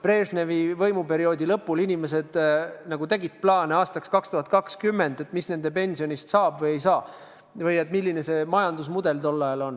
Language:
Estonian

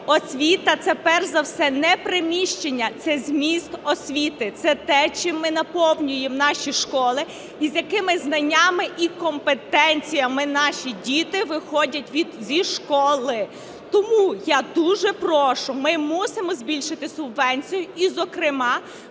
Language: Ukrainian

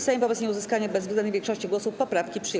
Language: Polish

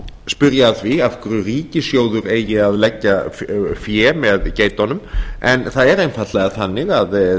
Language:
Icelandic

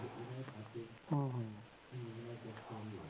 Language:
Punjabi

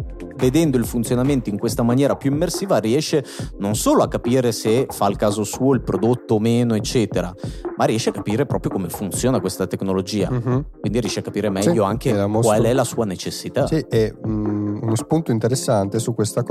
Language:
Italian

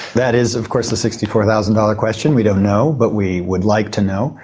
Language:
English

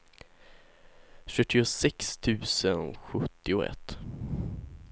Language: Swedish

